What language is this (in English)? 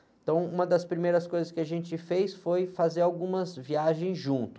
Portuguese